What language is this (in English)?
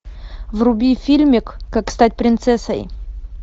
Russian